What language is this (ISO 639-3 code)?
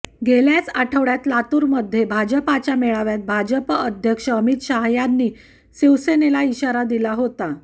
mar